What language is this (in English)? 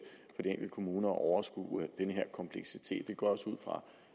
Danish